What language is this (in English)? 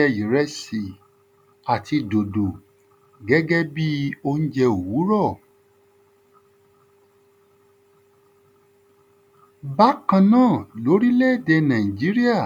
Yoruba